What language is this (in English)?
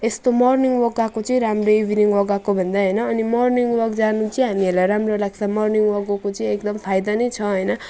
Nepali